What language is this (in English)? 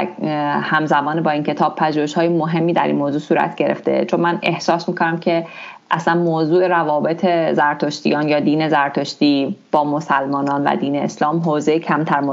Persian